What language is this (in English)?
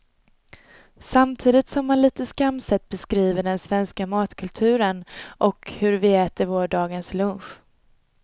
Swedish